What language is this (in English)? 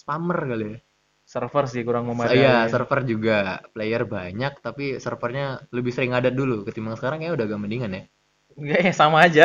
Indonesian